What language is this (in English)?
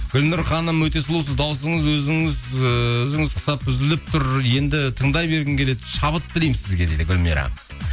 Kazakh